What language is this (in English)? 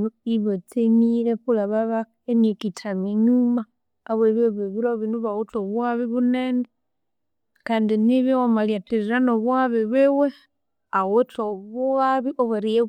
Konzo